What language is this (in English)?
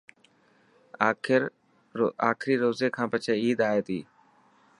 Dhatki